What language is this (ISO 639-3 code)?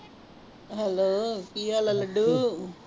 pan